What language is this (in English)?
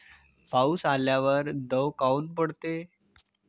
Marathi